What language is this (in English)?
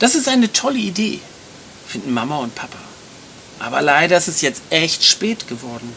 German